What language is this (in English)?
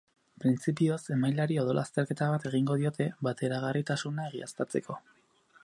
Basque